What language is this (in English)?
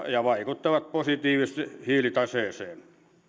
Finnish